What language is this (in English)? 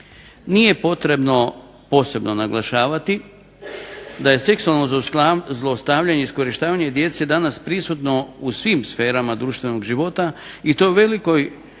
Croatian